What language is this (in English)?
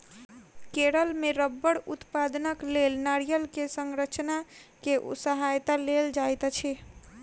Maithili